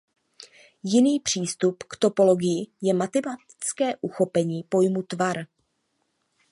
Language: Czech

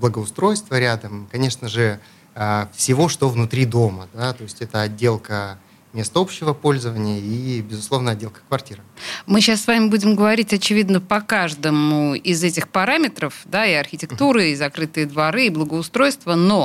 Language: Russian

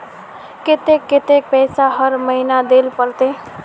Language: Magahi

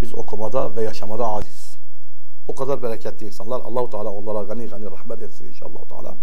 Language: Turkish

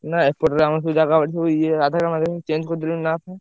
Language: Odia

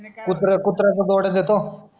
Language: Marathi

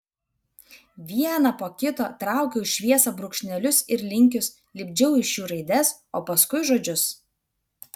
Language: Lithuanian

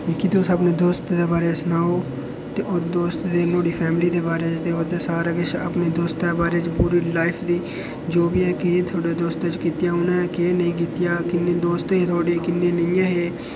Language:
Dogri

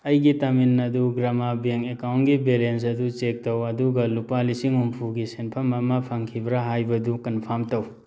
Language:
Manipuri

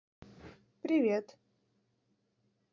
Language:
Russian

